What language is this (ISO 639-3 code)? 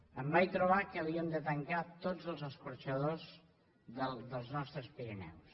cat